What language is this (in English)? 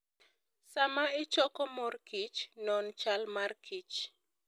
Luo (Kenya and Tanzania)